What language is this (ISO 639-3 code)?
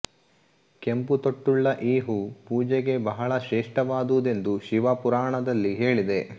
kan